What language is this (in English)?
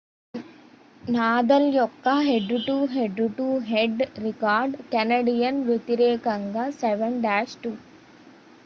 Telugu